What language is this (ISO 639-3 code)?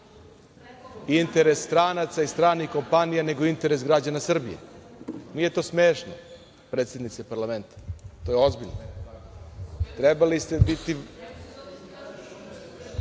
srp